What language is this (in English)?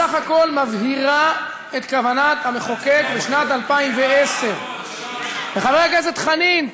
Hebrew